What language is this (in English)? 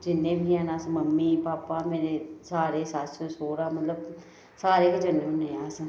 Dogri